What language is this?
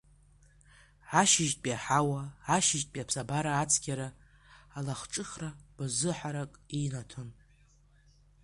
Abkhazian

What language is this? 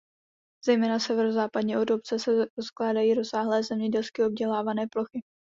Czech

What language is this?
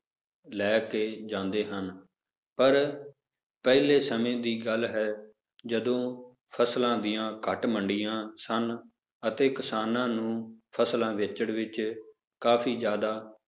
Punjabi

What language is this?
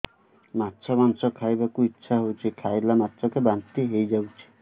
Odia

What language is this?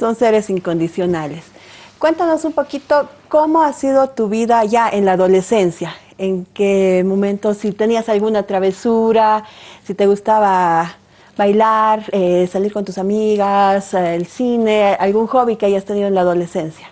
Spanish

